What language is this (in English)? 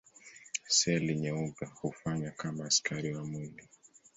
Swahili